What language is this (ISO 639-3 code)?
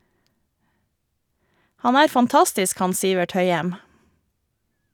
nor